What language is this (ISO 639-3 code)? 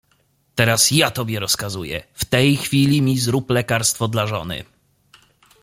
pol